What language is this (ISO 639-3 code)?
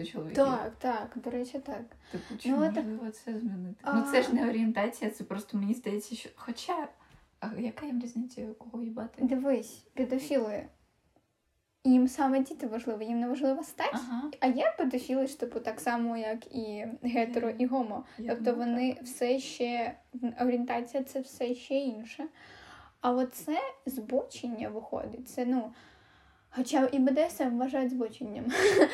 ukr